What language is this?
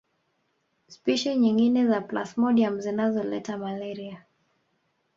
Swahili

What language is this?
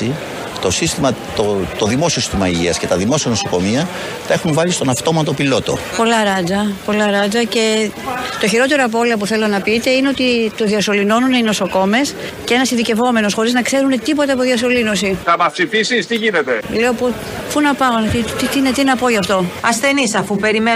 Greek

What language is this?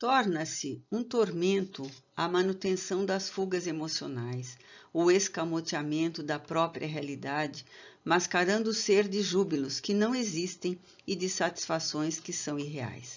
Portuguese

